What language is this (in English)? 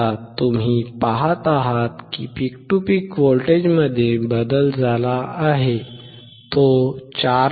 Marathi